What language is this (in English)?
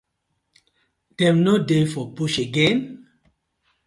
Nigerian Pidgin